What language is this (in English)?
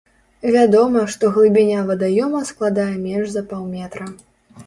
Belarusian